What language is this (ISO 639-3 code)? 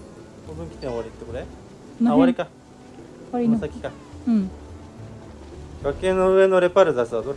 jpn